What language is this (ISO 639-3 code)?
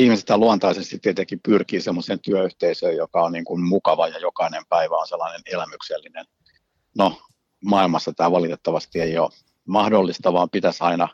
fin